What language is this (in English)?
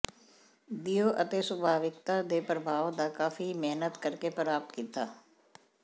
Punjabi